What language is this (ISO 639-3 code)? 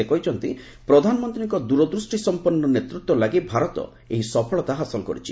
ori